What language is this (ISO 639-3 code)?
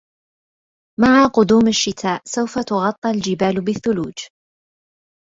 ara